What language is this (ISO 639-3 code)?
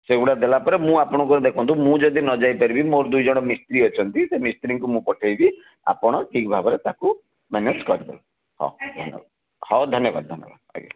ori